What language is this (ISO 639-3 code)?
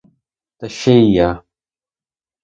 ukr